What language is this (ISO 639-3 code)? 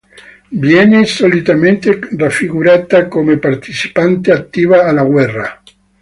ita